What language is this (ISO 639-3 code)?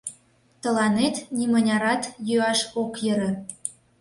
chm